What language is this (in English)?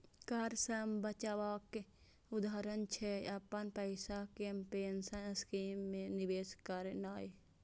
Maithili